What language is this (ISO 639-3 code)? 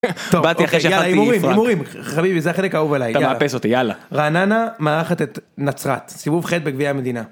heb